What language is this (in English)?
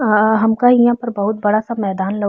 Bhojpuri